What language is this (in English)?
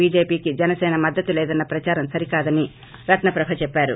Telugu